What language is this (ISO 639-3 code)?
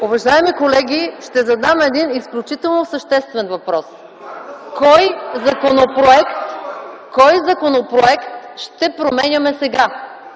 bul